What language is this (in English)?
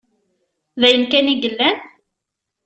Kabyle